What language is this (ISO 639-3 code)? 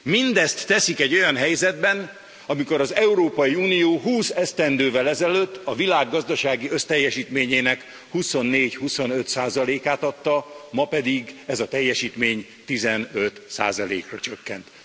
hun